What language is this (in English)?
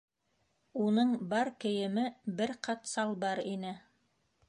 Bashkir